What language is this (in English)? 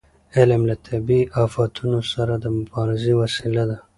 Pashto